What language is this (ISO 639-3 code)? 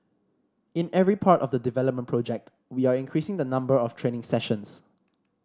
eng